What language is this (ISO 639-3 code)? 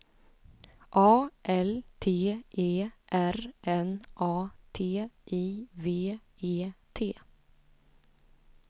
swe